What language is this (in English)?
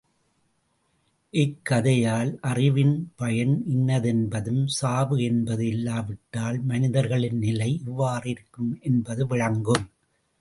Tamil